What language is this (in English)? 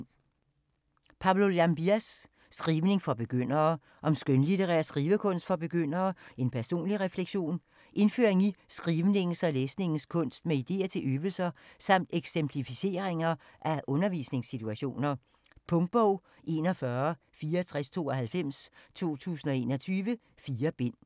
Danish